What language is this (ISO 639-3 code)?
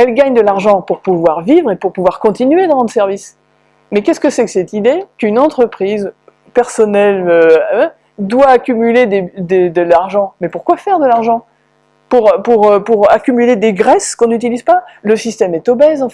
fra